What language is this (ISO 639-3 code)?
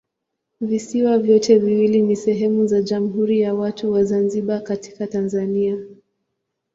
swa